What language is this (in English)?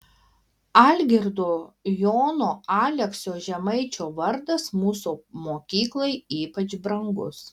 Lithuanian